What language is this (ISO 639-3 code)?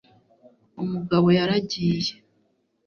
kin